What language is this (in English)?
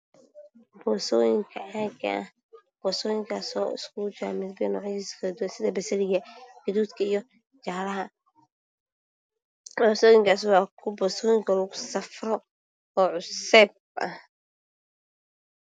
Somali